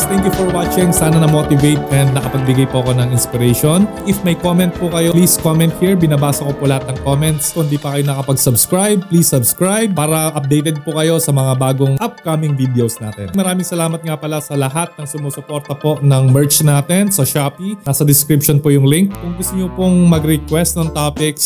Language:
Filipino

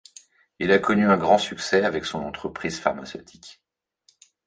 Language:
French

